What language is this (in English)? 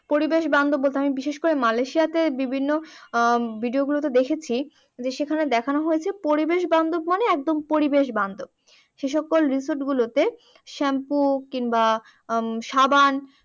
Bangla